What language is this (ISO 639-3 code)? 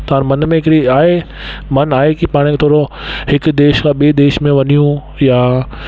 snd